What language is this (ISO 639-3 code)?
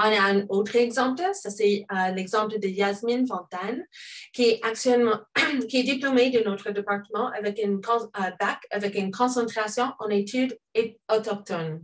fra